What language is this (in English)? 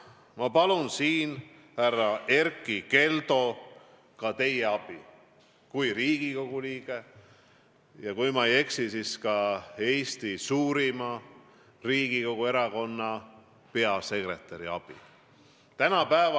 Estonian